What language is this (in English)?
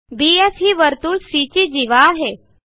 Marathi